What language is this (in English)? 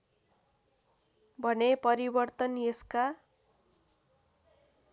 Nepali